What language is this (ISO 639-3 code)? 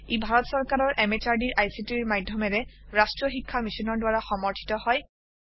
asm